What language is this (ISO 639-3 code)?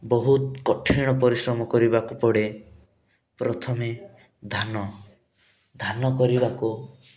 ori